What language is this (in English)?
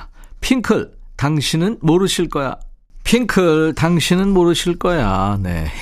Korean